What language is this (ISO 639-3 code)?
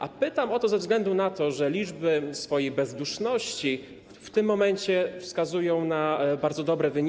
pol